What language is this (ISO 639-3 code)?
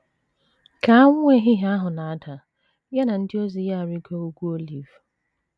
ibo